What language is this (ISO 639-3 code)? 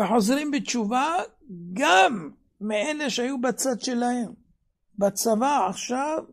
heb